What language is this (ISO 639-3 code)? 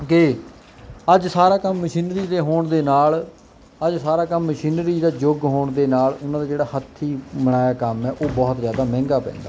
pan